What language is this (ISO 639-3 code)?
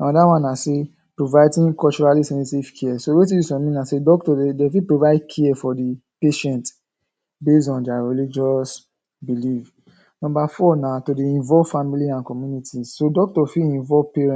pcm